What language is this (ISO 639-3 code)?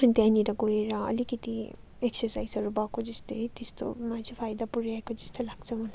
nep